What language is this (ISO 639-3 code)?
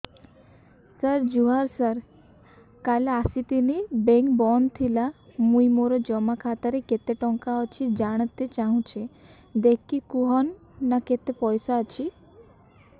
ori